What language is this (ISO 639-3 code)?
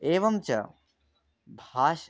san